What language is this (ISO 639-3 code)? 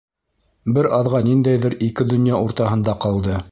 bak